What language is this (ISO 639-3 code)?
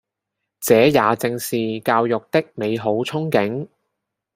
yue